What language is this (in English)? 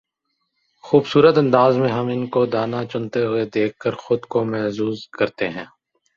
Urdu